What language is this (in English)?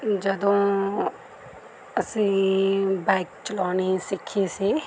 Punjabi